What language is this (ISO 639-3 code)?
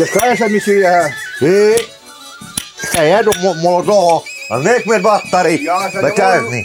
ukr